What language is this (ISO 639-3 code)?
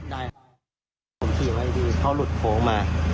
tha